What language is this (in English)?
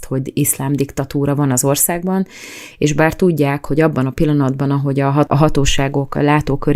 Hungarian